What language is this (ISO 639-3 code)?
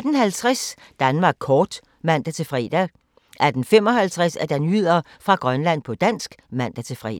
dan